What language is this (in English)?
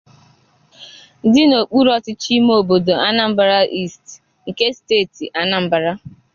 Igbo